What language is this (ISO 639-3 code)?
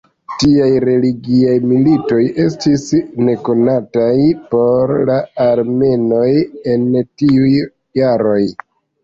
epo